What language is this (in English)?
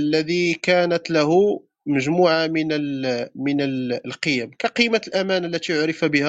Arabic